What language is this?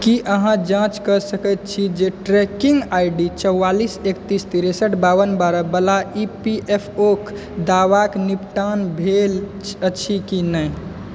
Maithili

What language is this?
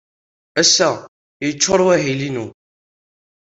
Kabyle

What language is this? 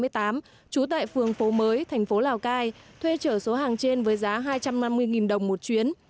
Vietnamese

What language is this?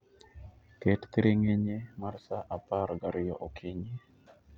Luo (Kenya and Tanzania)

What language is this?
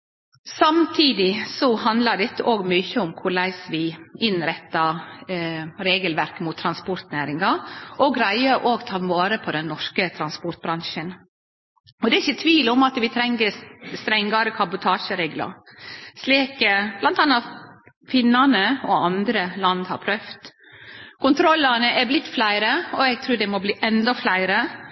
Norwegian Nynorsk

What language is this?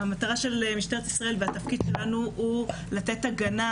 Hebrew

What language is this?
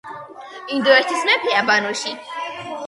Georgian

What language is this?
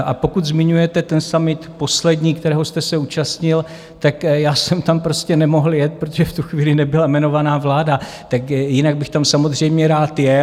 Czech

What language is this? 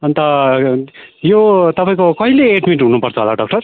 Nepali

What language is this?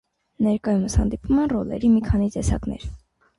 Armenian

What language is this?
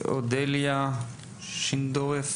Hebrew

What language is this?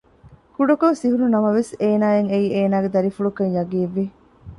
Divehi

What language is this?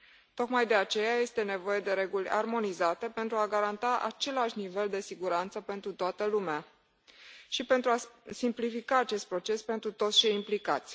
Romanian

